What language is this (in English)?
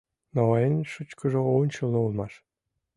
Mari